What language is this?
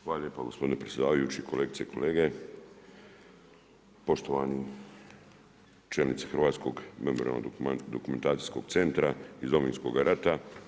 Croatian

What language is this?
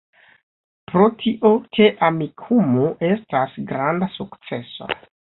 Esperanto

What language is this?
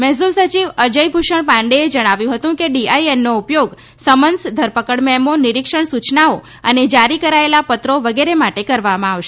Gujarati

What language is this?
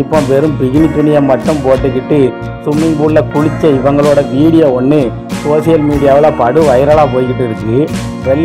Romanian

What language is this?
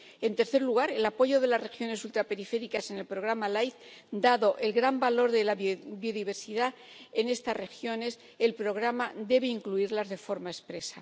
Spanish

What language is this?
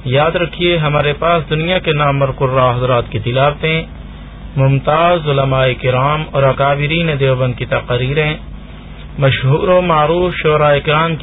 Romanian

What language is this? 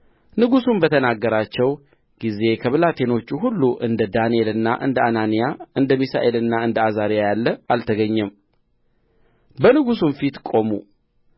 Amharic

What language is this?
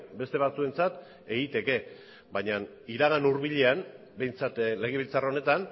Basque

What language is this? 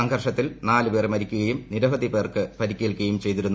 Malayalam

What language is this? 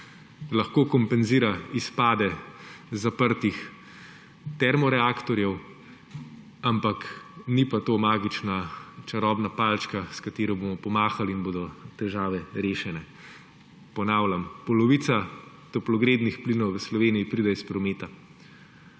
Slovenian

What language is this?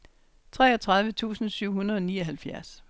Danish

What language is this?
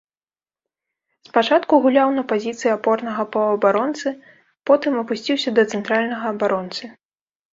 Belarusian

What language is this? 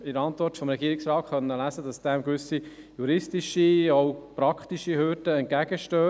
Swiss German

